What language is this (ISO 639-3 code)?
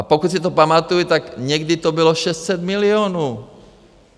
ces